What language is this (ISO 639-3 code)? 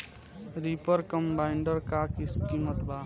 bho